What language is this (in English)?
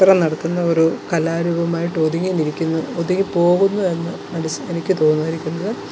Malayalam